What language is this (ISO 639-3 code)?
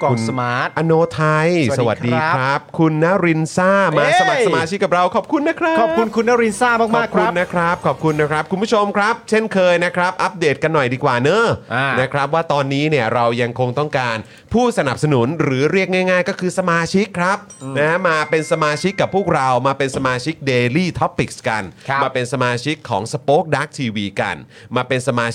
tha